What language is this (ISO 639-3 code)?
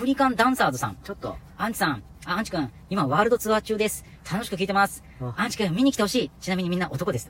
jpn